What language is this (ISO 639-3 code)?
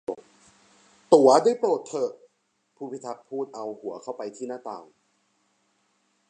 tha